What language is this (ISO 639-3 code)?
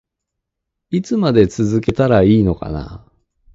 jpn